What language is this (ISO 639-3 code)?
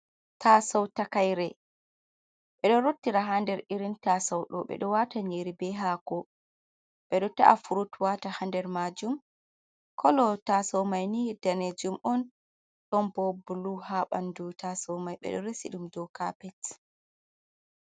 ful